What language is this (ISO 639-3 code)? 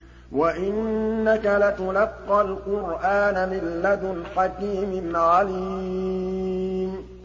ara